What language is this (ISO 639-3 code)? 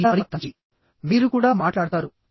tel